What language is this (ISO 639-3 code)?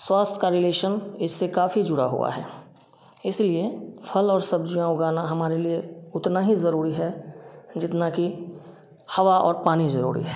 hin